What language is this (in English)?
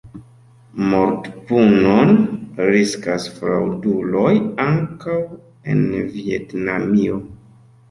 Esperanto